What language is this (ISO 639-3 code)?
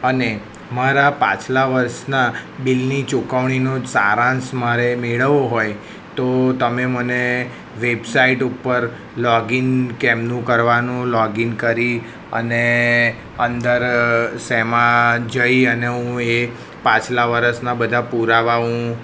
guj